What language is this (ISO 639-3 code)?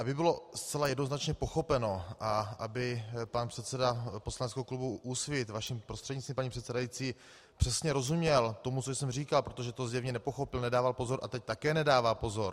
ces